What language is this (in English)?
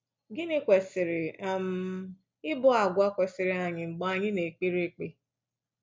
Igbo